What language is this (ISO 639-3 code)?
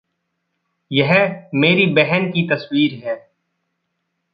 hin